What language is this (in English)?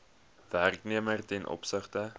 Afrikaans